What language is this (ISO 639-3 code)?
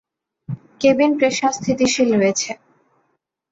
ben